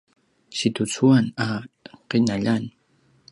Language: Paiwan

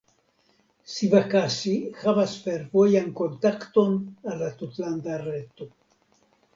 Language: Esperanto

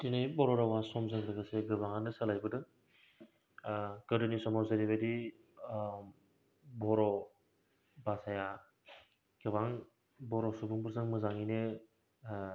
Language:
Bodo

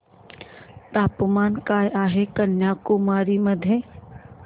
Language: Marathi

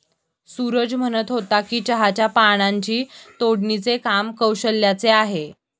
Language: Marathi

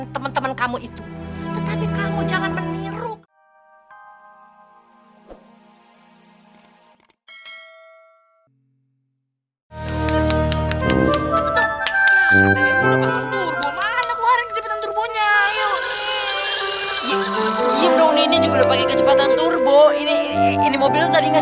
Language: Indonesian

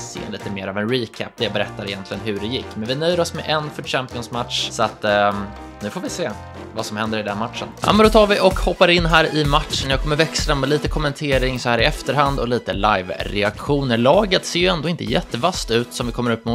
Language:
Swedish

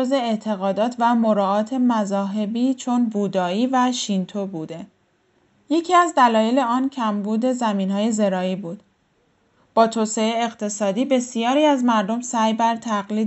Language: Persian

